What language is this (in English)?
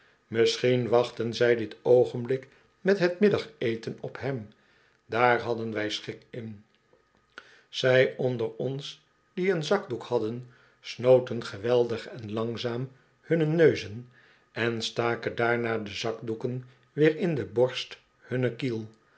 Dutch